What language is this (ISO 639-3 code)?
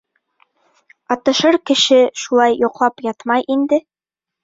bak